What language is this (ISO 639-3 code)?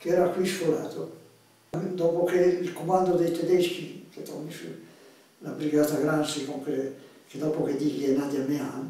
ita